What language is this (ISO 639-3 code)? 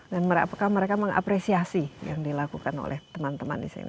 ind